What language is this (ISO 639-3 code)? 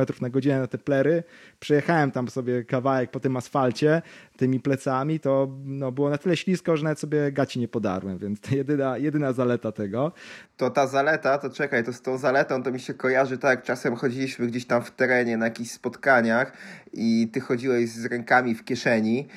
pol